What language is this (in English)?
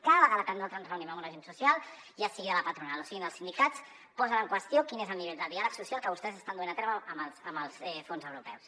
Catalan